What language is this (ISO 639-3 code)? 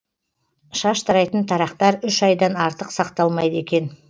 kaz